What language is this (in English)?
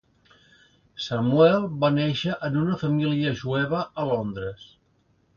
Catalan